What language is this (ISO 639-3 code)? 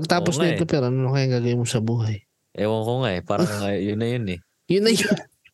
fil